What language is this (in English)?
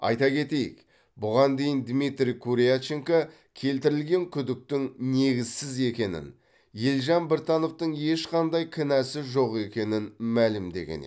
Kazakh